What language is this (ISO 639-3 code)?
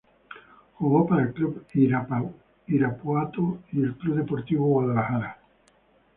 spa